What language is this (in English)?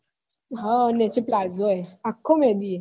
Gujarati